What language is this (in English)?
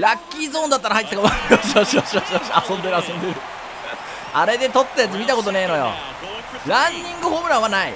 Japanese